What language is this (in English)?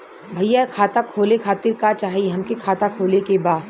Bhojpuri